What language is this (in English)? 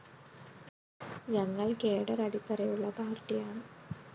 Malayalam